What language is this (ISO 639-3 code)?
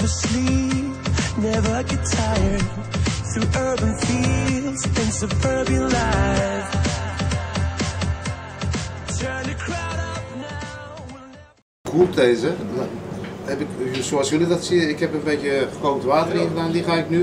nld